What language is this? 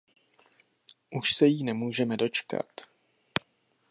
Czech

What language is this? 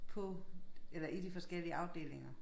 Danish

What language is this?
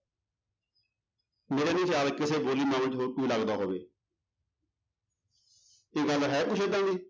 Punjabi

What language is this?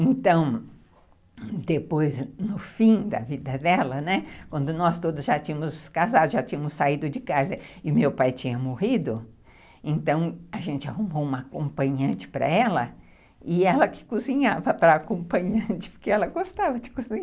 Portuguese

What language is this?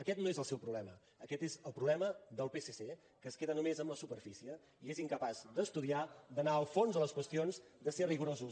Catalan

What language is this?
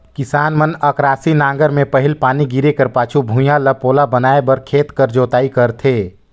Chhattisgarhi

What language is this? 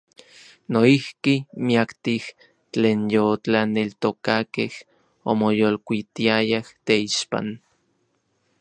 Orizaba Nahuatl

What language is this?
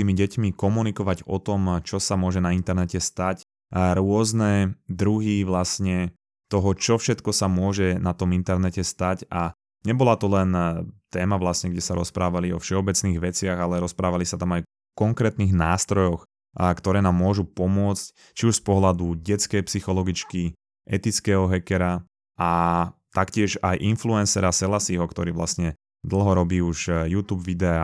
Slovak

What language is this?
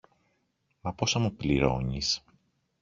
Greek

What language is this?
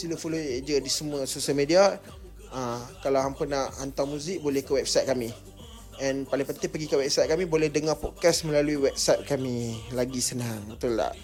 Malay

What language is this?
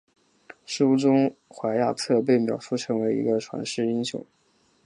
Chinese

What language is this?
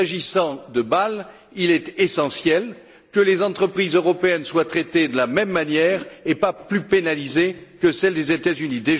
French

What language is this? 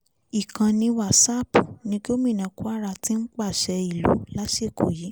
Yoruba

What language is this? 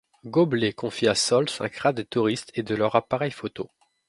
French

